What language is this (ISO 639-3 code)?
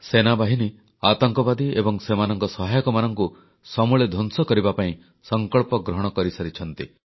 ori